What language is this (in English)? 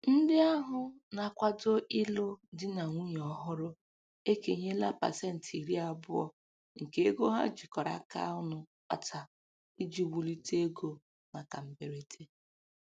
Igbo